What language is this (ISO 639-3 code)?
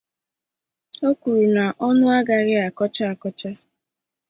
ibo